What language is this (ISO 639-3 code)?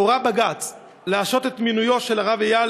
heb